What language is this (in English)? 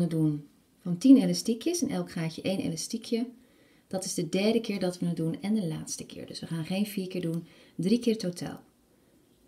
Dutch